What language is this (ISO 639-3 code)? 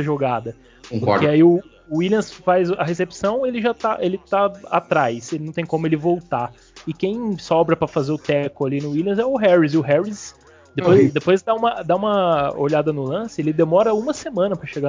por